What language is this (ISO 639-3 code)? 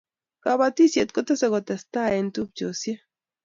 kln